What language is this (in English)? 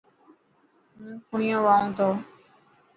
Dhatki